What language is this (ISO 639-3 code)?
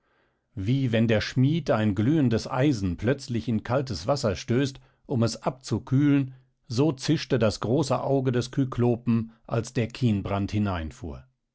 deu